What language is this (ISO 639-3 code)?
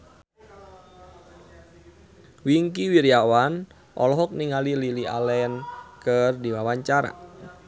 sun